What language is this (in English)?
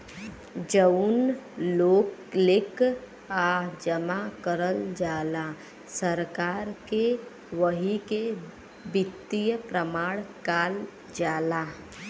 Bhojpuri